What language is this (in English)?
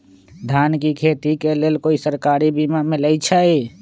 Magahi